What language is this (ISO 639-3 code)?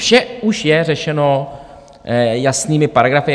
ces